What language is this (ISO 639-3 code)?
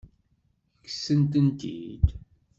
kab